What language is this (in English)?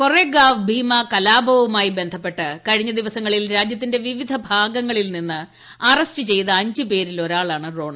Malayalam